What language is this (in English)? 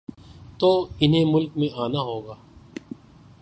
Urdu